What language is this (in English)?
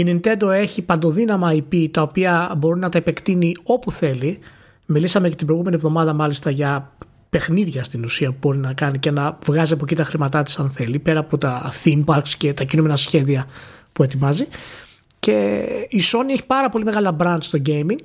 Greek